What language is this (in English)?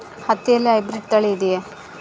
Kannada